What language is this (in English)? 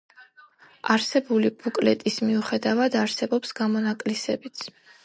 Georgian